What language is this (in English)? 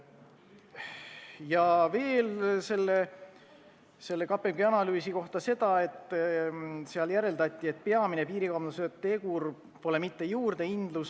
Estonian